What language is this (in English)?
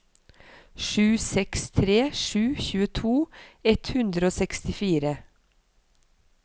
Norwegian